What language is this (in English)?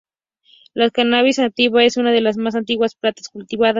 Spanish